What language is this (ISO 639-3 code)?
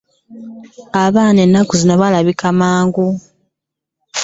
lug